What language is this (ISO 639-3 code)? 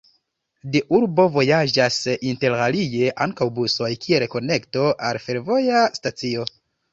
epo